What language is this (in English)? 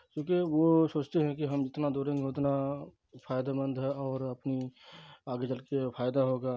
Urdu